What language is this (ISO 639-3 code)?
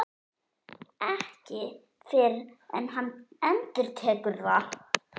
isl